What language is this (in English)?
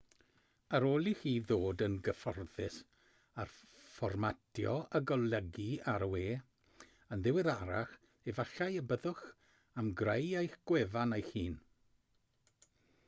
Welsh